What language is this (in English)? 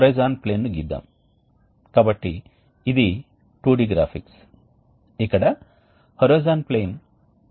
Telugu